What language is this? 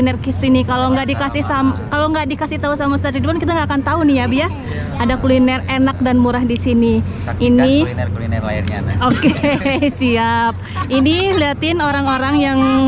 Indonesian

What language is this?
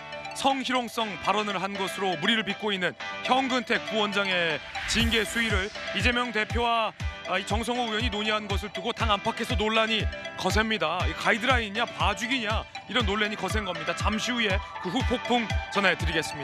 Korean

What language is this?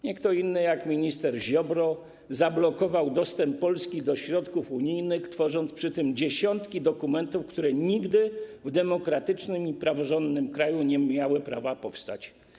Polish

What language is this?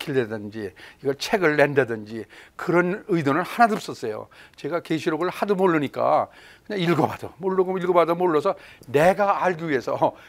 Korean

